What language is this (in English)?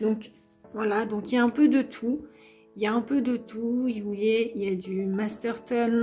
French